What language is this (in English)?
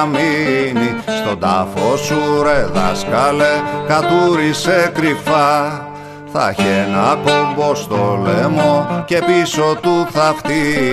Greek